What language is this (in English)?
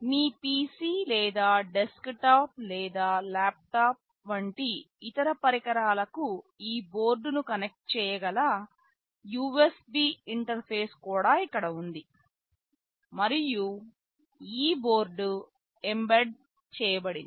Telugu